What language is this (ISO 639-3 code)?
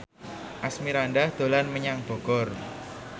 jav